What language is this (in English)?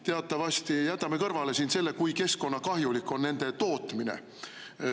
Estonian